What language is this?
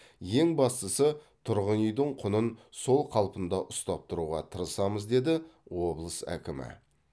Kazakh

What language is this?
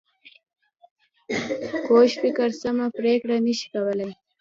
Pashto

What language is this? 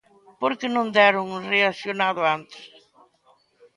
Galician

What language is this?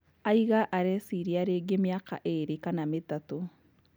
Kikuyu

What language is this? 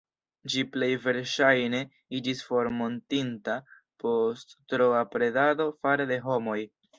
Esperanto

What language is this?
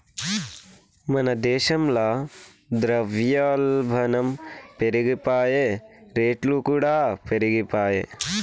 Telugu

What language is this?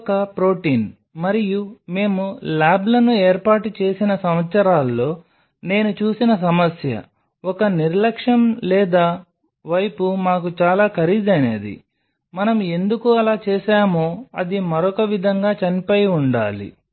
Telugu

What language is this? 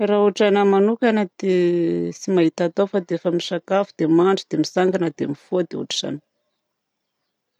Southern Betsimisaraka Malagasy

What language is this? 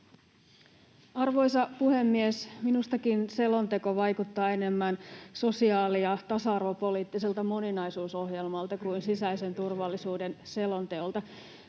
Finnish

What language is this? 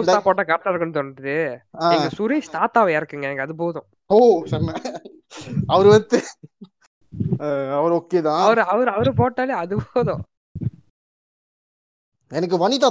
Tamil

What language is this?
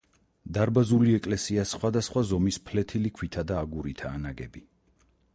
Georgian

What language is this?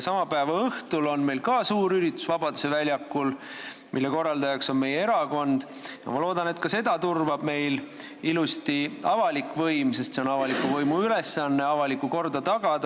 Estonian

